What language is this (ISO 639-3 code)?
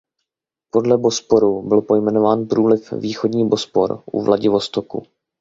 ces